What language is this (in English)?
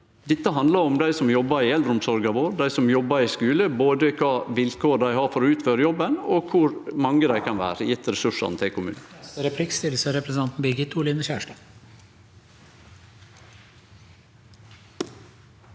Norwegian